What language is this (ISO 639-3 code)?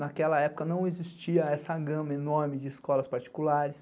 por